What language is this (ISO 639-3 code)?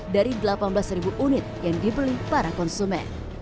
ind